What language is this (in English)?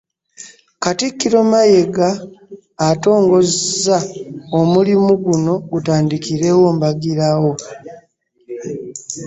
Ganda